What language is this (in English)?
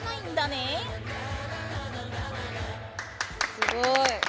Japanese